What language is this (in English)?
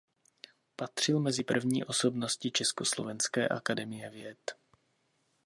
Czech